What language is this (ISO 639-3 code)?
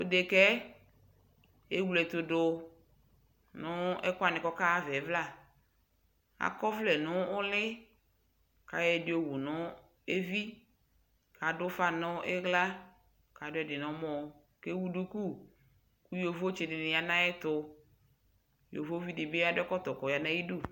kpo